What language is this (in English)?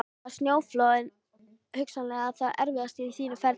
Icelandic